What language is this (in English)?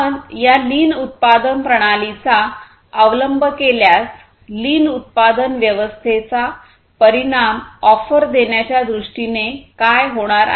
Marathi